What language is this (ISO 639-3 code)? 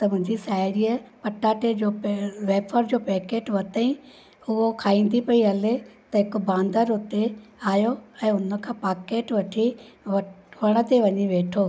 snd